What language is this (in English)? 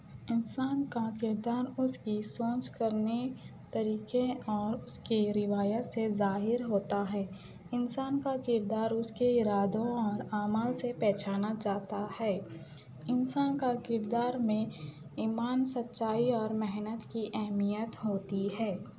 Urdu